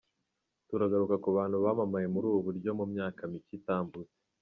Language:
Kinyarwanda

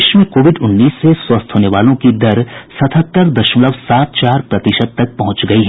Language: Hindi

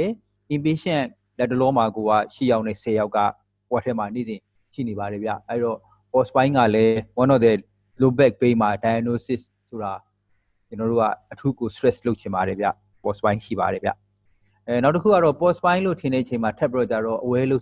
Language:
English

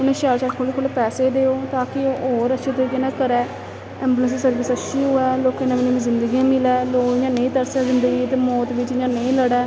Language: Dogri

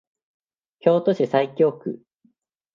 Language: Japanese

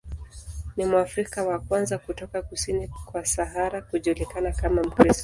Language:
Swahili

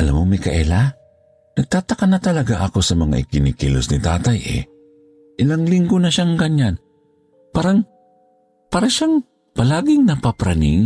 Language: Filipino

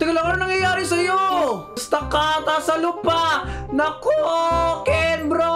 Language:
Filipino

